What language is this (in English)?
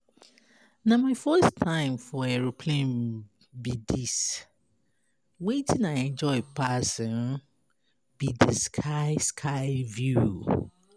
Nigerian Pidgin